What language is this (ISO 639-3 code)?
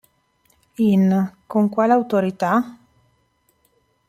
ita